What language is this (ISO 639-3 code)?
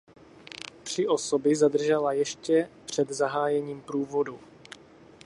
ces